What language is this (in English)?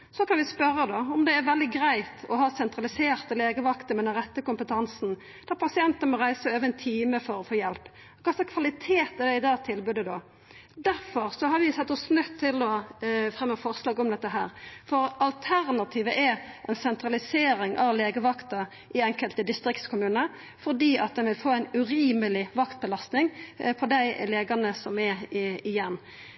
Norwegian Nynorsk